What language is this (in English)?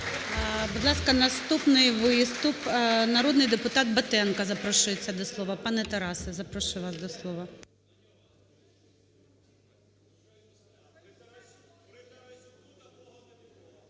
Ukrainian